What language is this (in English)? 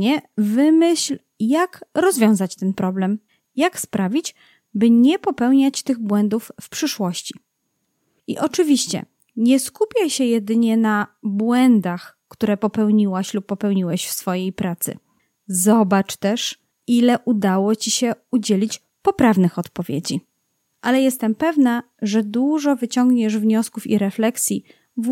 Polish